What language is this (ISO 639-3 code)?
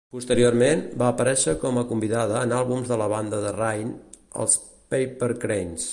cat